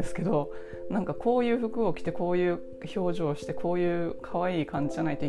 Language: Japanese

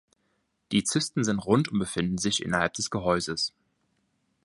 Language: German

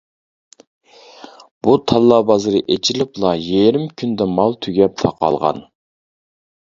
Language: Uyghur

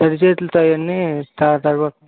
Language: Telugu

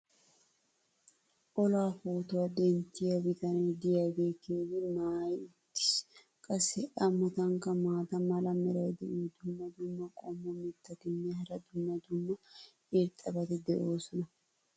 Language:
Wolaytta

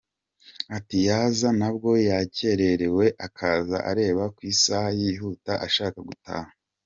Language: Kinyarwanda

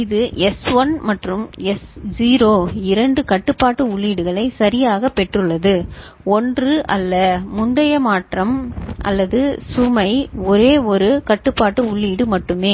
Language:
Tamil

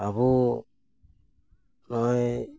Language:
Santali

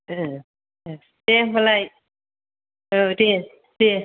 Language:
Bodo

